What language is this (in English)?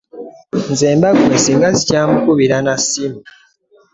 Ganda